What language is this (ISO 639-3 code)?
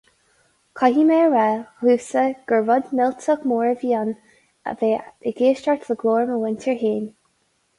gle